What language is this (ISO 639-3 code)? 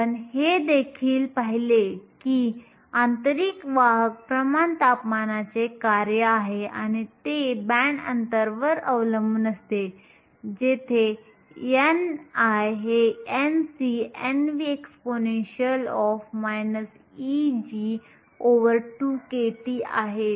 mar